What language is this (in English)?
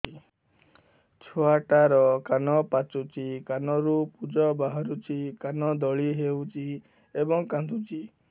Odia